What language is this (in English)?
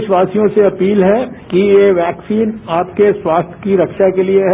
Hindi